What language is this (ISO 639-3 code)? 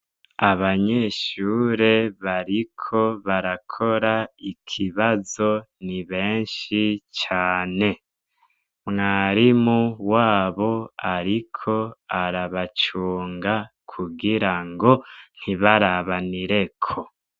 run